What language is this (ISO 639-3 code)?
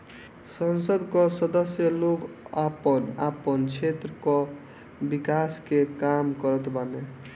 bho